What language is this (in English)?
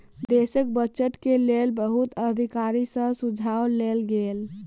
Maithili